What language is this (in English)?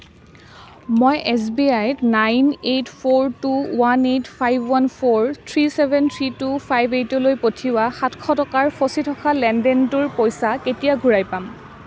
Assamese